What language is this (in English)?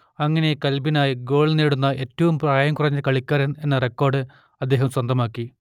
Malayalam